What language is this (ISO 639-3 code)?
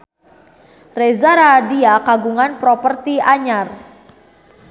sun